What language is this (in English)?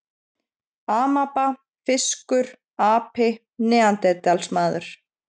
Icelandic